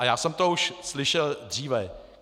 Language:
Czech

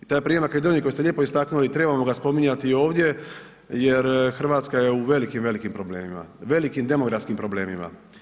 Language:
Croatian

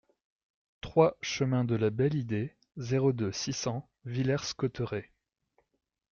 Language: French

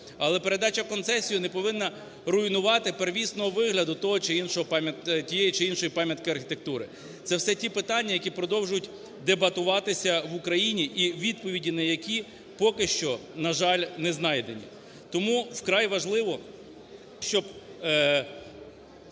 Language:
Ukrainian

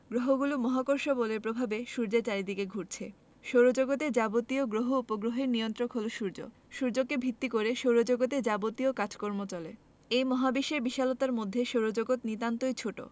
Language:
Bangla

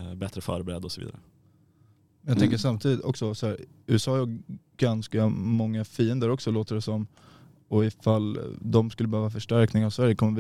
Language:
Swedish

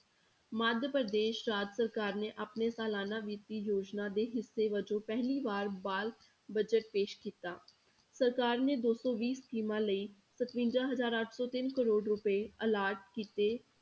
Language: Punjabi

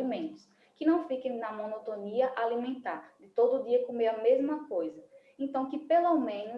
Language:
Portuguese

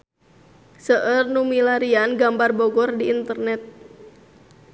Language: Sundanese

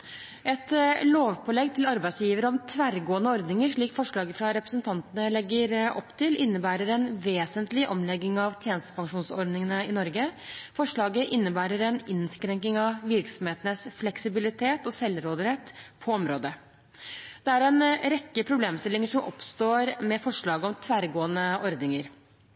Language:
Norwegian Bokmål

